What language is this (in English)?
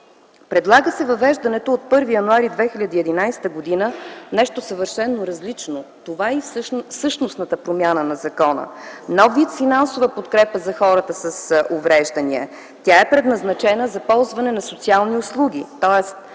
Bulgarian